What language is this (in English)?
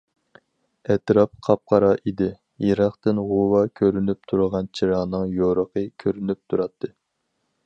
Uyghur